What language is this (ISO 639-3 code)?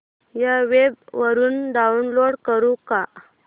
mar